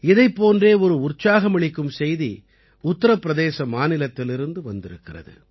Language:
Tamil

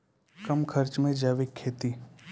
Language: Maithili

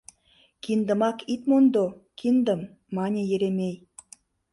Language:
Mari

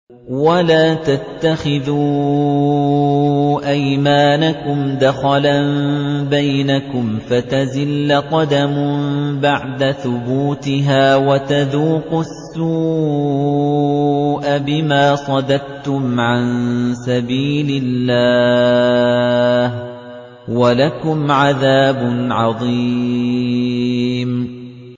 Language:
Arabic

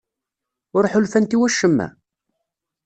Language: Kabyle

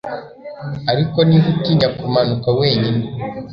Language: Kinyarwanda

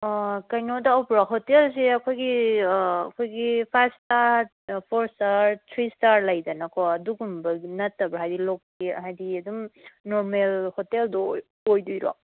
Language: Manipuri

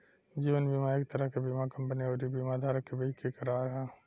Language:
Bhojpuri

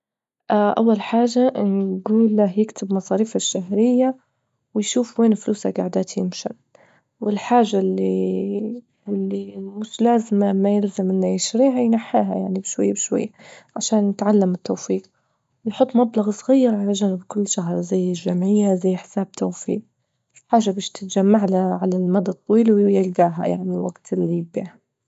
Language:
Libyan Arabic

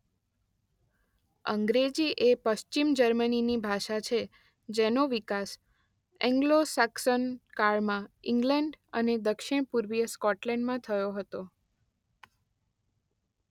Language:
Gujarati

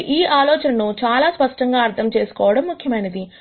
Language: Telugu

